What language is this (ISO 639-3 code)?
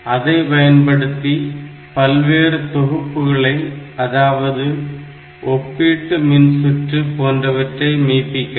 tam